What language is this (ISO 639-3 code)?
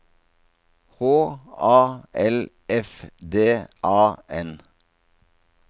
nor